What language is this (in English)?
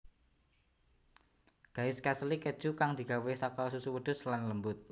Javanese